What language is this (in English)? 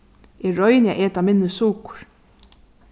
Faroese